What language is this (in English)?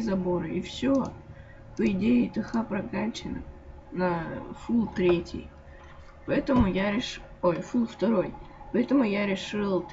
Russian